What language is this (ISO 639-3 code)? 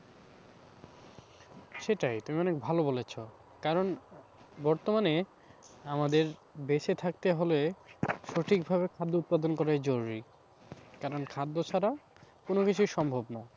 ben